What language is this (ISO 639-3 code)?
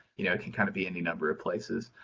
eng